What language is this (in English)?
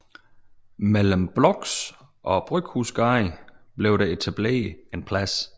Danish